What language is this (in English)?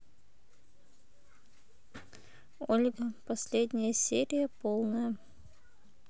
Russian